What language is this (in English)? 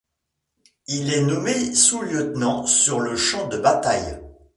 French